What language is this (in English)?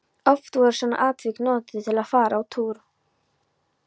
Icelandic